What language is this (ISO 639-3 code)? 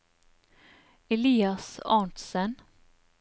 nor